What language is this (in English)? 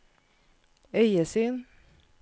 Norwegian